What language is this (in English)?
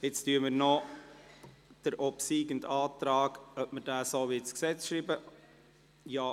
Swiss German